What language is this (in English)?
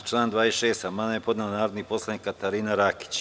Serbian